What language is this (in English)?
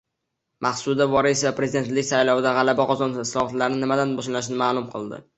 Uzbek